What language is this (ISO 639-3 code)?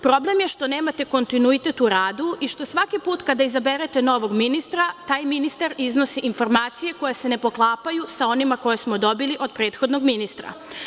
srp